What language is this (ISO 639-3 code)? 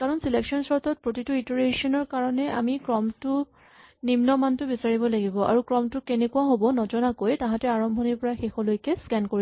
asm